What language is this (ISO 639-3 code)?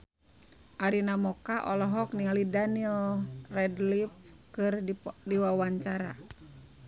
sun